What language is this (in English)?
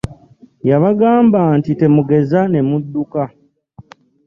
Ganda